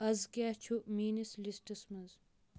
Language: Kashmiri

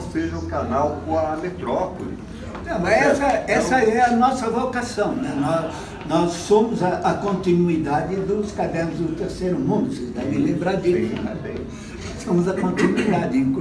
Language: Portuguese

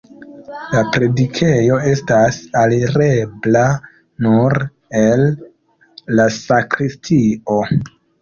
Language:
Esperanto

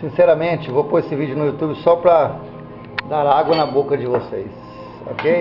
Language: Portuguese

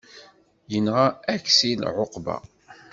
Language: Kabyle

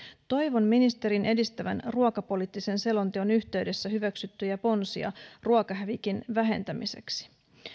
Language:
Finnish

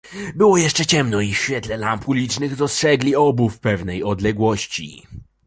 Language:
Polish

